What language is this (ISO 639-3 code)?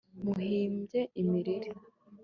kin